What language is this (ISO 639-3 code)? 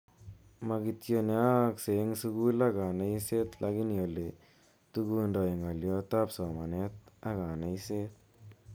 kln